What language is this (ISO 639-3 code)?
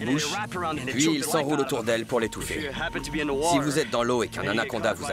fra